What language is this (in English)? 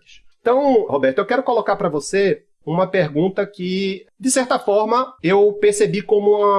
Portuguese